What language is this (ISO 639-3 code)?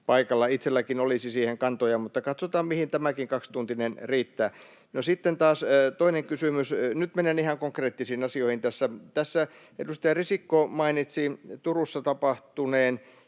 fin